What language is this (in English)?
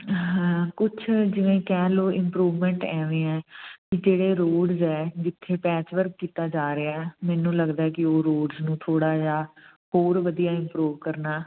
Punjabi